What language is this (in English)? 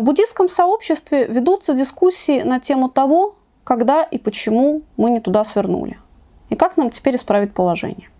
Russian